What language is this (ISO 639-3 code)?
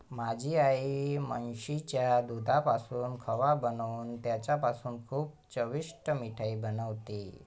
mar